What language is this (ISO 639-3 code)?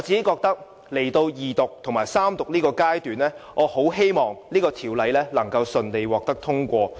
yue